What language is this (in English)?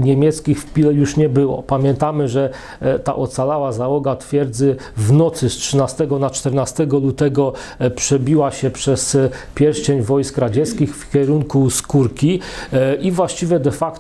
Polish